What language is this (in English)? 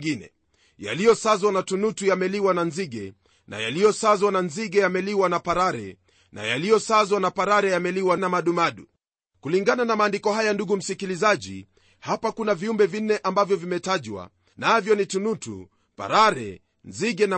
Swahili